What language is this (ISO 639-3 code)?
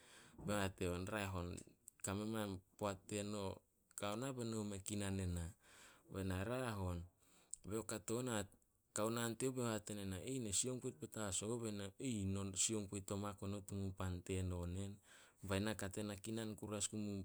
sol